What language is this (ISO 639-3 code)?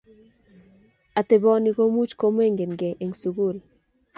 kln